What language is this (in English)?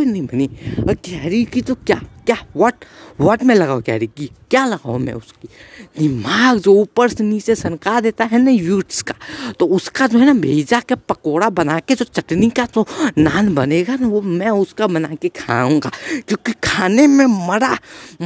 Hindi